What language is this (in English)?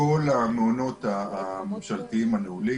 Hebrew